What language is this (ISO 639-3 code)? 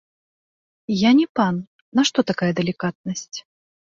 bel